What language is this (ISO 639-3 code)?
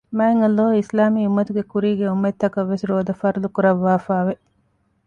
div